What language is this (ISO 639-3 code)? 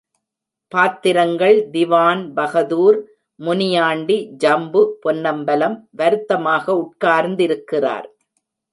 tam